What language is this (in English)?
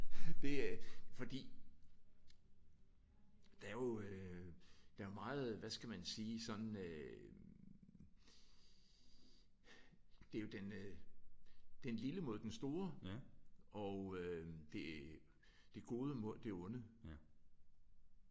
Danish